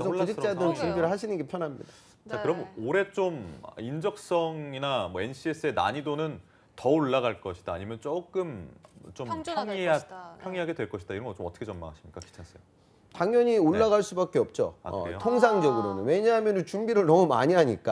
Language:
Korean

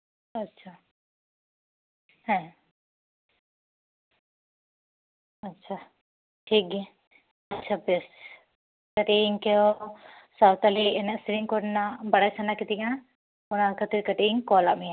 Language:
Santali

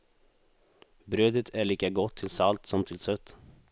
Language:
Swedish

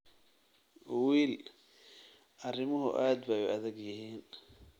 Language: Somali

